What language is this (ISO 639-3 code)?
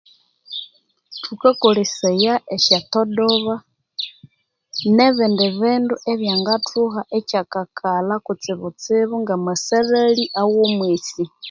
koo